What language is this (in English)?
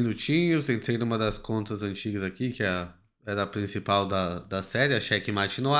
Portuguese